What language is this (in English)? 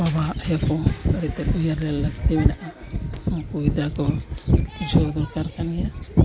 Santali